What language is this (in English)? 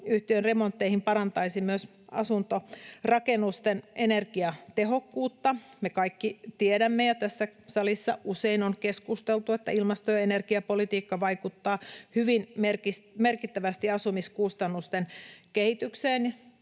Finnish